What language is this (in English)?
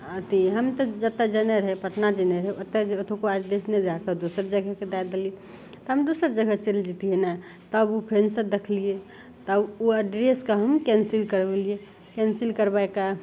Maithili